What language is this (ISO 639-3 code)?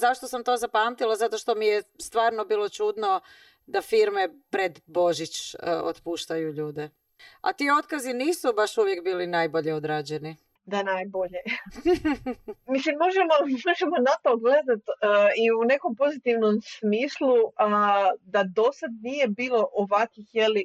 hrv